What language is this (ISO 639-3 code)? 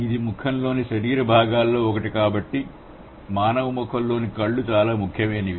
tel